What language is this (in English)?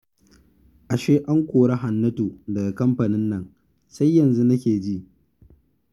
Hausa